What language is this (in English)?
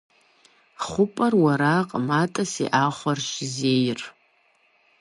Kabardian